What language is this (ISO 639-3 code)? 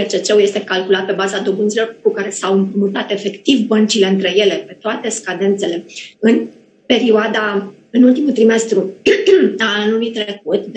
ron